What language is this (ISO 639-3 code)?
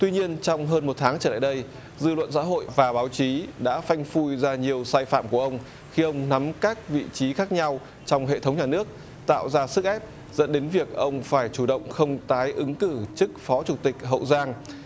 vie